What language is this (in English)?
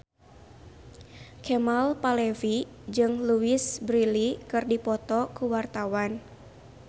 Sundanese